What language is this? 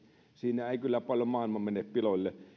Finnish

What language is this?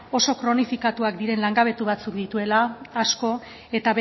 Basque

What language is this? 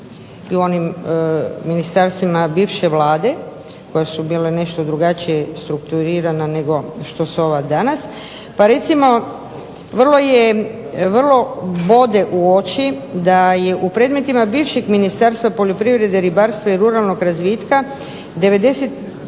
Croatian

